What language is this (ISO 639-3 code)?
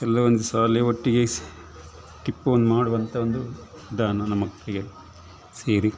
kan